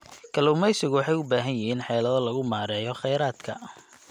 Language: Somali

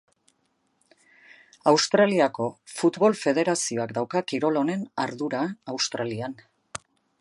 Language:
Basque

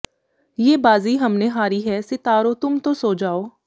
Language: Punjabi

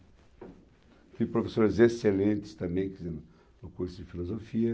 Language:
Portuguese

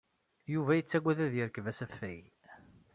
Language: Kabyle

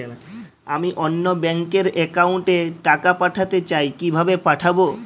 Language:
Bangla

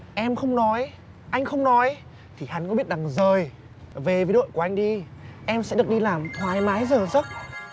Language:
Vietnamese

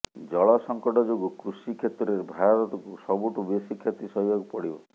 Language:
Odia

